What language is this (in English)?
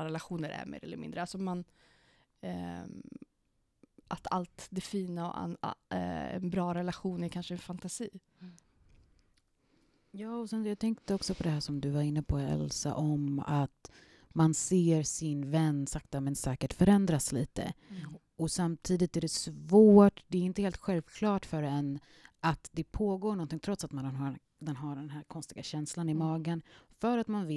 Swedish